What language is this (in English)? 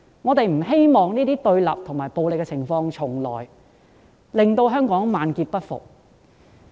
Cantonese